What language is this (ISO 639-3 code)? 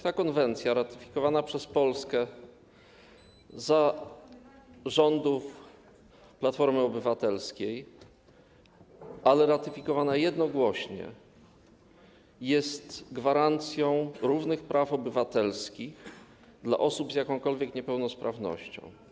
pol